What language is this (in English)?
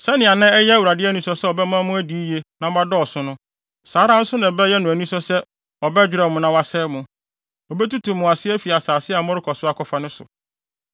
Akan